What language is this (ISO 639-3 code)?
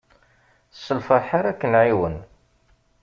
kab